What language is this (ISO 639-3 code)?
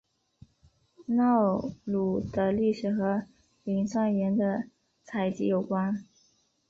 zho